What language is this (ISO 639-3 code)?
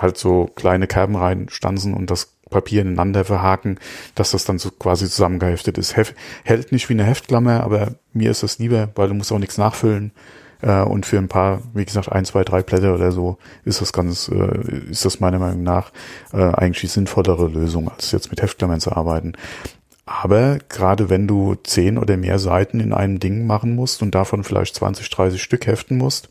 deu